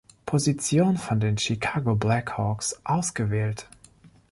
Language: German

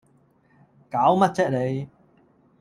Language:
Cantonese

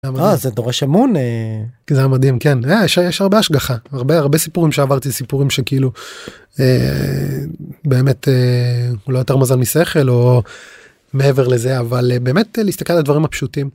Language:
Hebrew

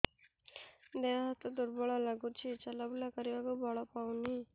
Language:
Odia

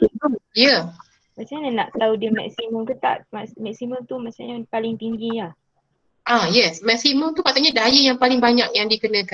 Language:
Malay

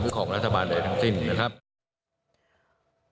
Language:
Thai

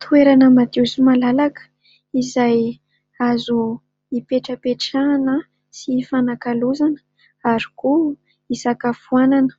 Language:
Malagasy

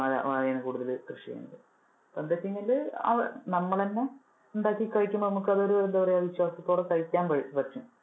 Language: Malayalam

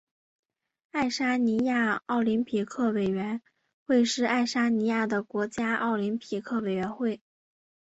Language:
Chinese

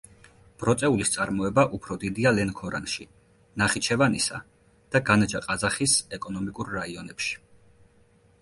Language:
Georgian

